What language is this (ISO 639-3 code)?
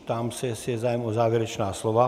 ces